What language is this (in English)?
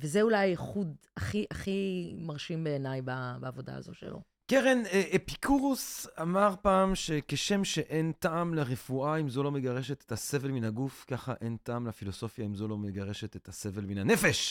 Hebrew